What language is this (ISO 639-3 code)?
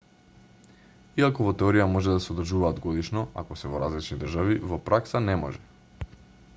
mkd